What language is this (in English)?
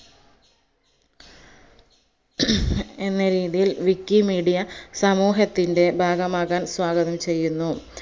Malayalam